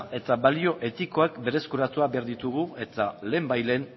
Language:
Basque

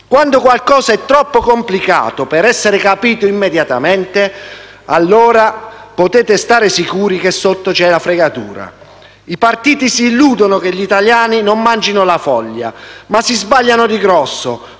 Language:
Italian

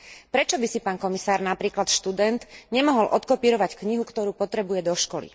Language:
Slovak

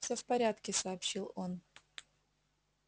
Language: Russian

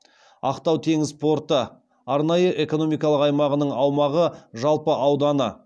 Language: Kazakh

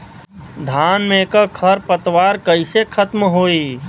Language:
Bhojpuri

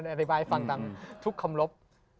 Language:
Thai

